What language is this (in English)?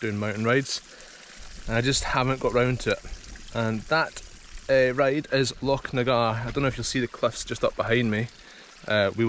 English